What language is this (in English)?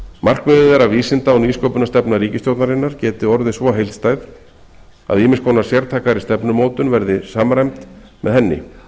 Icelandic